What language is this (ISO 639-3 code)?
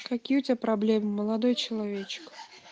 rus